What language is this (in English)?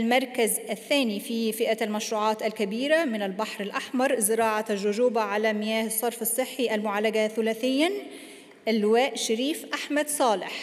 Arabic